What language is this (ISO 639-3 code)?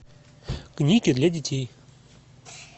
rus